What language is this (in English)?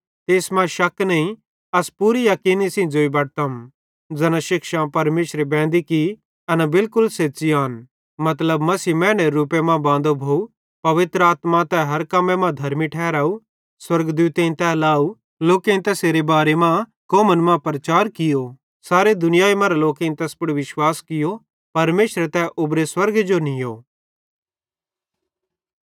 Bhadrawahi